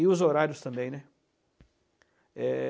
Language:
Portuguese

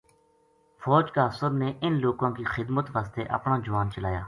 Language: Gujari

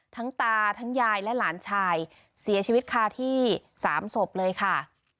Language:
Thai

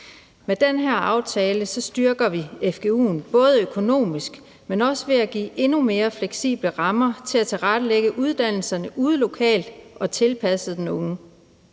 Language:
Danish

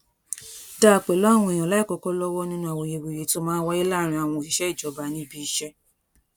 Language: Yoruba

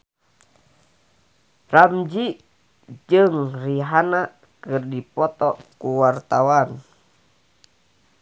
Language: Sundanese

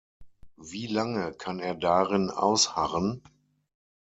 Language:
German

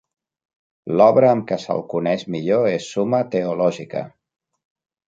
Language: Catalan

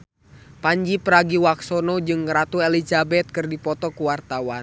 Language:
Sundanese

